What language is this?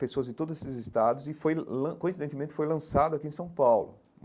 Portuguese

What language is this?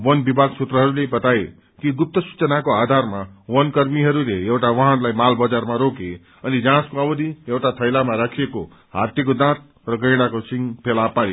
Nepali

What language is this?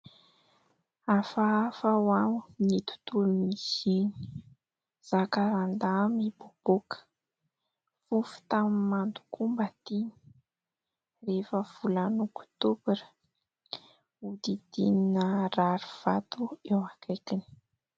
Malagasy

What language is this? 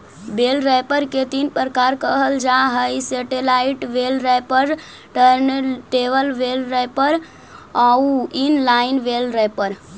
Magahi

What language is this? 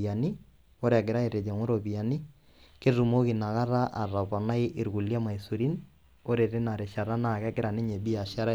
Masai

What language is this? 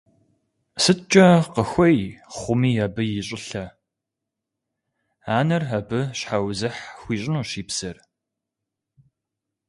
Kabardian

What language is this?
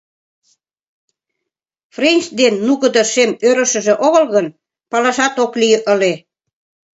Mari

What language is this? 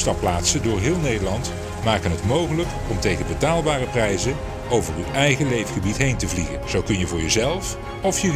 Dutch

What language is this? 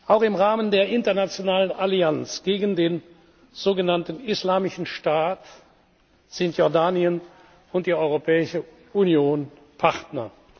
German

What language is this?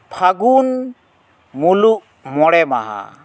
Santali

